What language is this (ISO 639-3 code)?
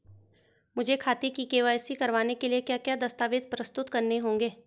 hin